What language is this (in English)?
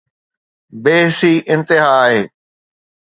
Sindhi